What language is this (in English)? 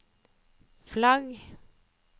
Norwegian